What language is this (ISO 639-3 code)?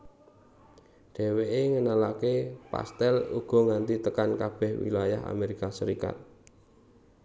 jav